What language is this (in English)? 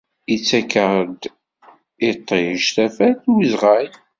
Kabyle